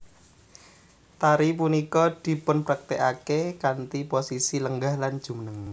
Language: Javanese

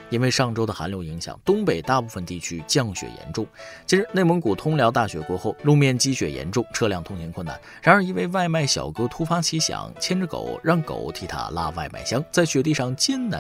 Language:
Chinese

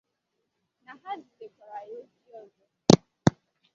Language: Igbo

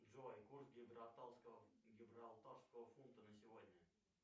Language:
Russian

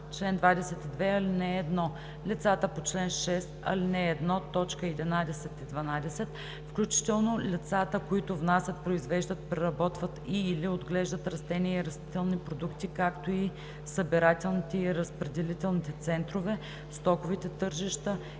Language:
Bulgarian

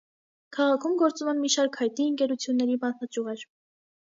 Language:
Armenian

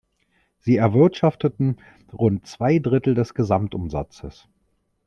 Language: German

